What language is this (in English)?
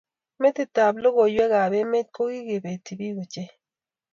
Kalenjin